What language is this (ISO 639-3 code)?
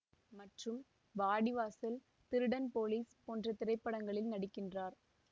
tam